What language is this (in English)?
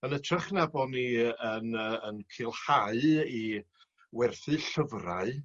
Welsh